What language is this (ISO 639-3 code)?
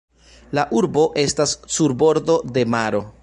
epo